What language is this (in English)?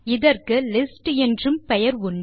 Tamil